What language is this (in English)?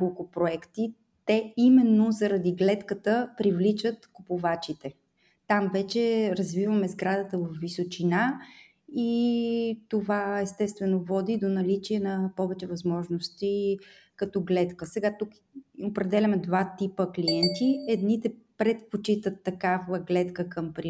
Bulgarian